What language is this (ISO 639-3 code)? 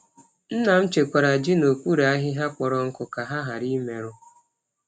ibo